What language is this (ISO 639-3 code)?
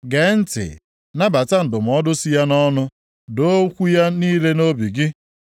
ibo